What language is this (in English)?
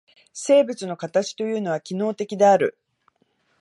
Japanese